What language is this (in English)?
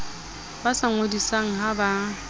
Southern Sotho